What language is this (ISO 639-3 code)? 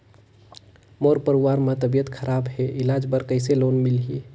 hne